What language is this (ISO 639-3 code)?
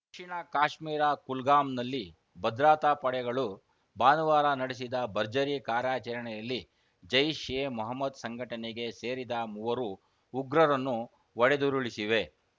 kan